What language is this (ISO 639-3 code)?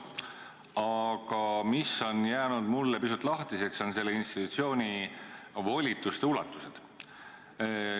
est